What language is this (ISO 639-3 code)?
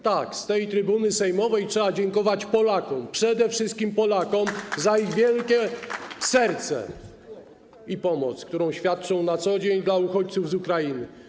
pol